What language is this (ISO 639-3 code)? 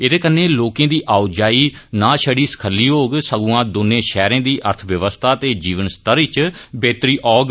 doi